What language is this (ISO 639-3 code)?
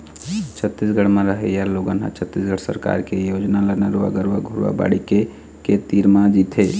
hne